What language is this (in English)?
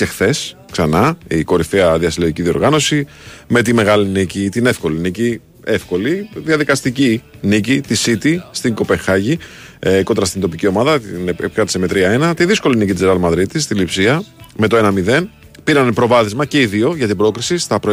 Greek